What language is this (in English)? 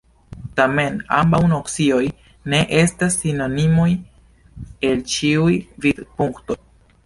Esperanto